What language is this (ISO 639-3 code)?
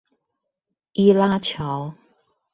zho